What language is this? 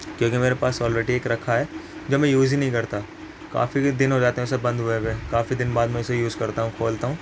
Urdu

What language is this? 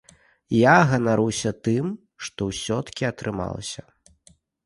Belarusian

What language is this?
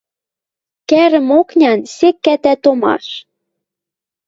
Western Mari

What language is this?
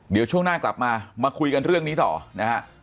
Thai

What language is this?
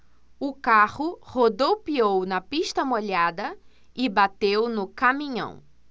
Portuguese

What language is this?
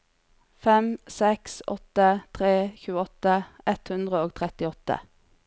Norwegian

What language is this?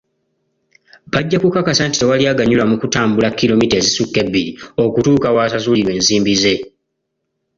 Ganda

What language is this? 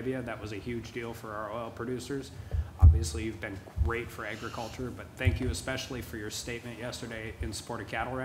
English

